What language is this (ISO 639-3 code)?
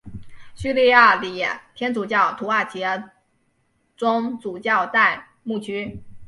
zho